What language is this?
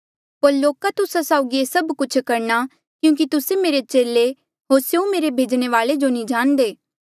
Mandeali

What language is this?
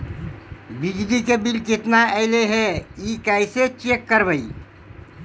Magahi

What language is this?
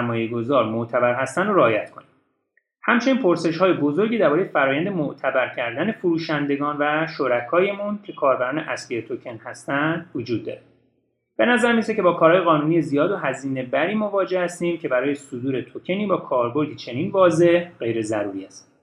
Persian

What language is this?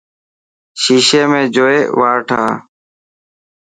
Dhatki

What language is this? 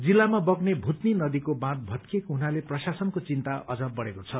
Nepali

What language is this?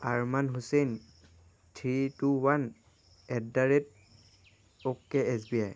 Assamese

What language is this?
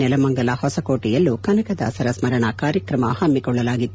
Kannada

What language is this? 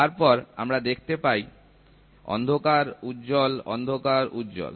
Bangla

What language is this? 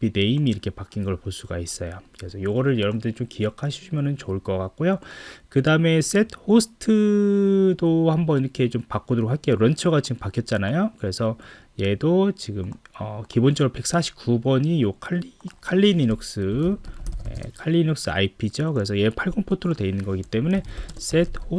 Korean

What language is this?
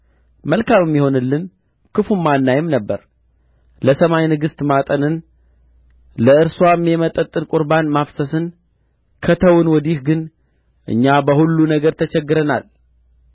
Amharic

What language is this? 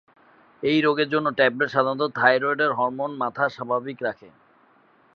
Bangla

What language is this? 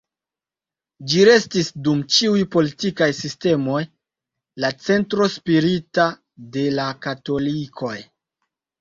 Esperanto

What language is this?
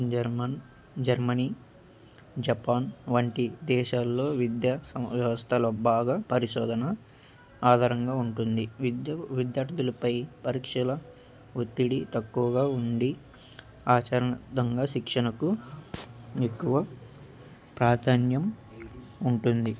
Telugu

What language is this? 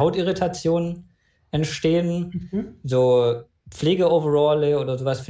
German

